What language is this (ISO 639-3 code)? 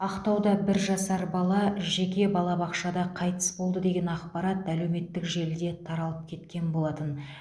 kaz